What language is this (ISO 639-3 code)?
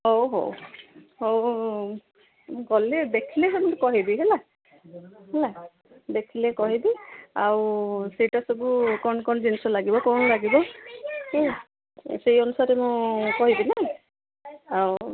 ori